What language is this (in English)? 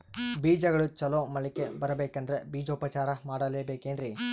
Kannada